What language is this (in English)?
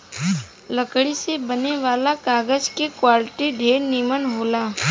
Bhojpuri